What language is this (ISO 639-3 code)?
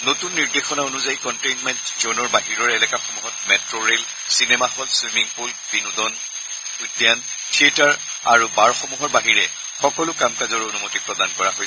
asm